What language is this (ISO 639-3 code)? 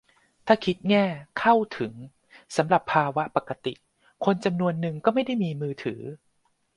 tha